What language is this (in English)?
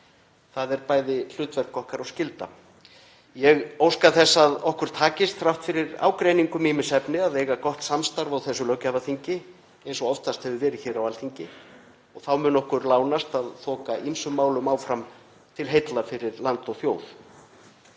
Icelandic